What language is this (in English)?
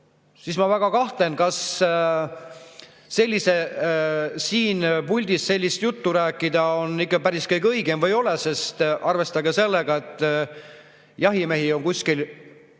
Estonian